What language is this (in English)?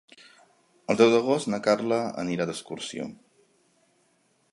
Catalan